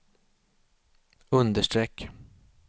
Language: Swedish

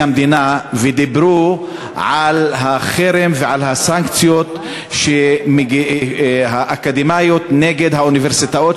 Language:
Hebrew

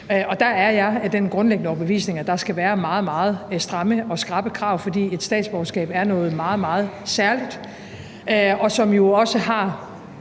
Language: Danish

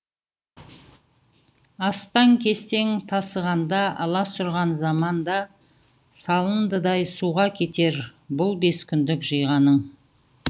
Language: Kazakh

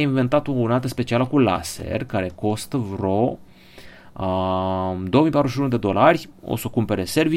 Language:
Romanian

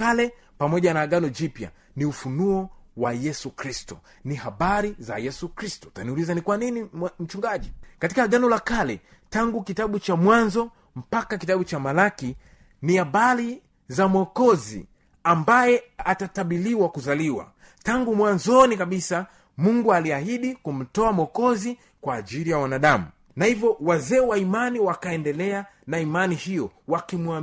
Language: Swahili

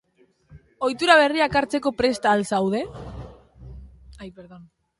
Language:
Basque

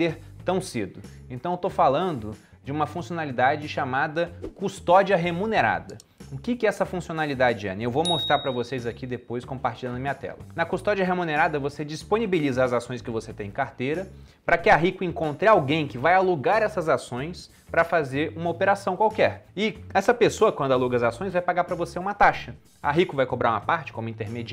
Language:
Portuguese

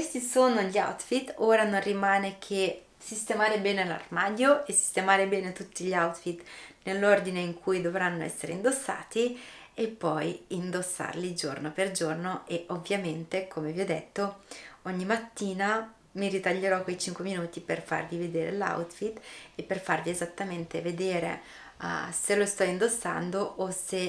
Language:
Italian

